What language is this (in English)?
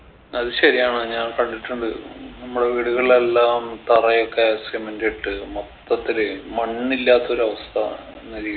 Malayalam